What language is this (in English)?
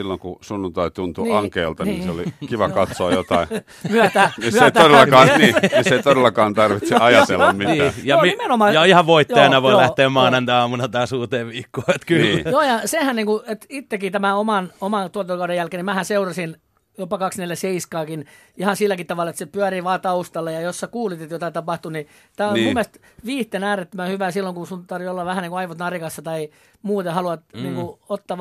Finnish